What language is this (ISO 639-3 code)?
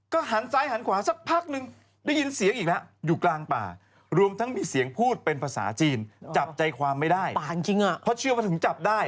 tha